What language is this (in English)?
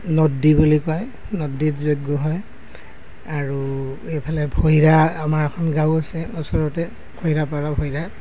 Assamese